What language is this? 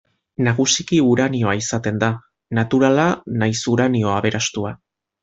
Basque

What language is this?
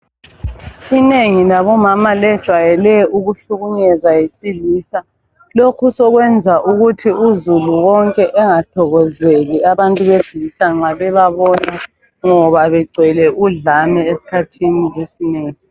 North Ndebele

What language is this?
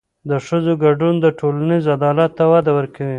Pashto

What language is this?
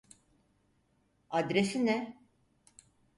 Turkish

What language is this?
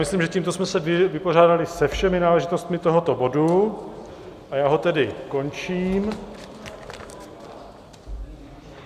Czech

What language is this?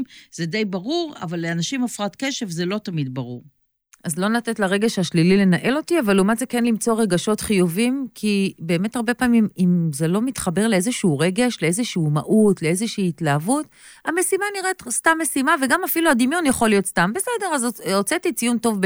Hebrew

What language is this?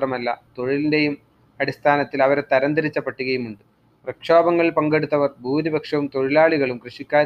Malayalam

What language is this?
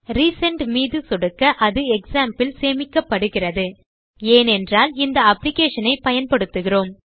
Tamil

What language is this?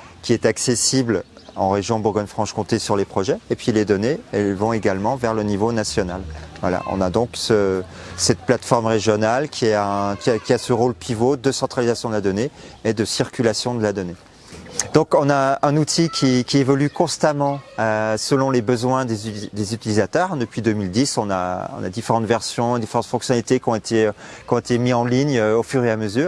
French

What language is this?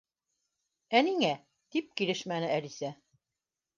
Bashkir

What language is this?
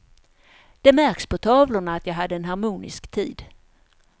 Swedish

